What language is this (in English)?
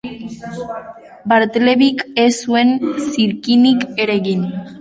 Basque